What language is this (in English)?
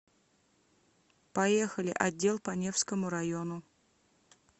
Russian